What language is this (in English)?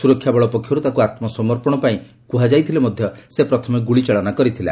Odia